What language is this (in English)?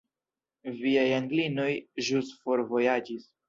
Esperanto